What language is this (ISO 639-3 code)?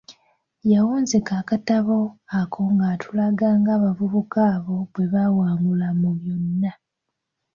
lug